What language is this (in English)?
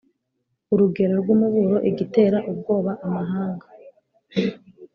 Kinyarwanda